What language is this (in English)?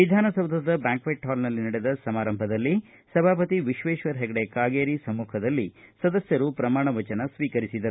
Kannada